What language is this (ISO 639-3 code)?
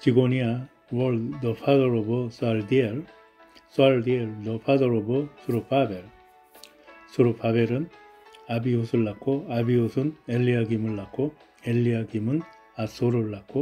kor